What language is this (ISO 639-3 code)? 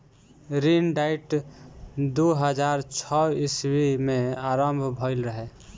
bho